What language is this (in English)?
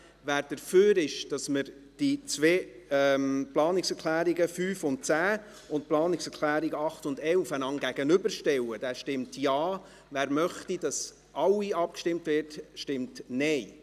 Swiss German